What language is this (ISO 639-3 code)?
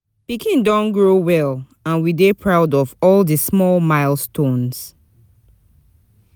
pcm